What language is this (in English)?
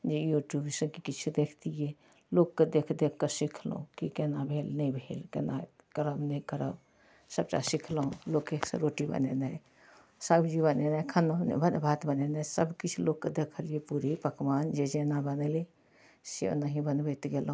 Maithili